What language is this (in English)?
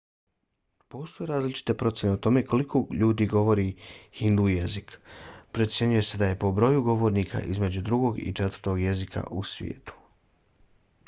Bosnian